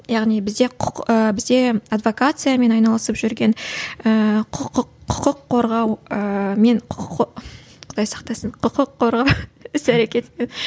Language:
Kazakh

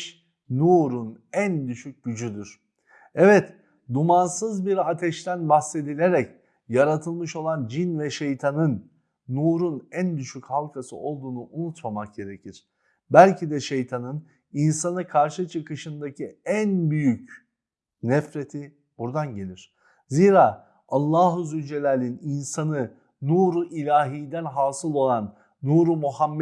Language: Turkish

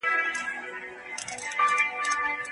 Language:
Pashto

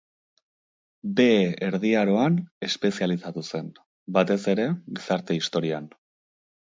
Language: Basque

